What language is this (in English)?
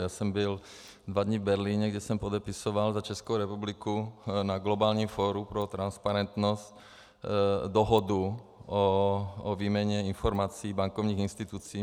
Czech